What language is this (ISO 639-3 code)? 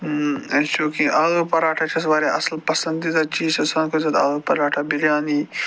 kas